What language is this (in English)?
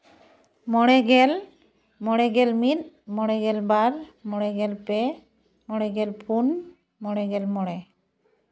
Santali